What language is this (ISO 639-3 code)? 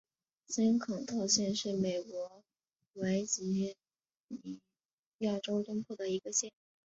zho